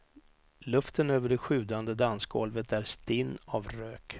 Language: Swedish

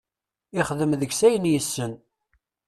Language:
Kabyle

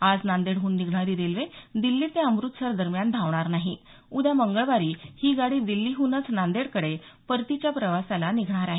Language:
Marathi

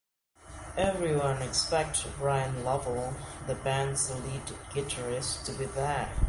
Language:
English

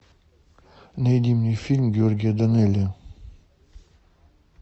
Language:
Russian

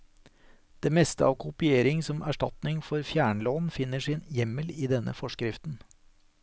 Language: Norwegian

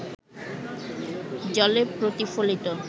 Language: Bangla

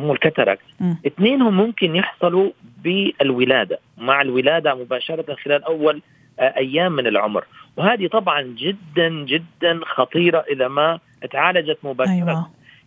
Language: Arabic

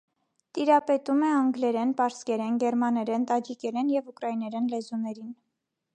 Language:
Armenian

